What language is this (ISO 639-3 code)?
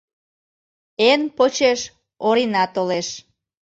chm